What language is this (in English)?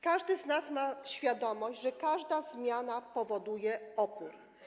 Polish